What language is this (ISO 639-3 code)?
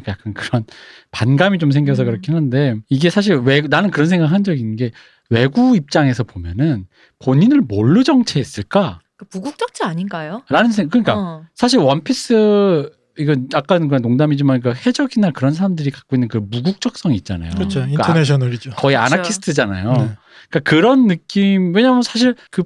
kor